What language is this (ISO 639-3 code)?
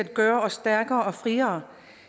dan